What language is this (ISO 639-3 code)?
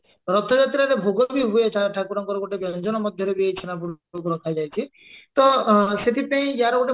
ori